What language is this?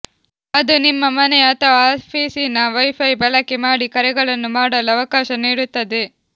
Kannada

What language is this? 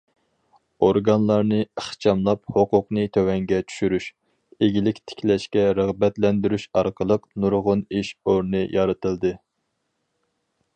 Uyghur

